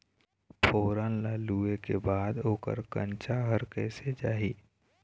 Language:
Chhattisgarhi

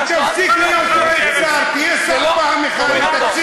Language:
Hebrew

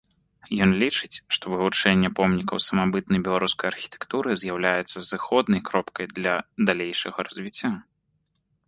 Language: Belarusian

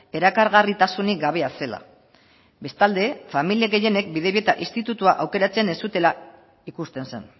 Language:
Basque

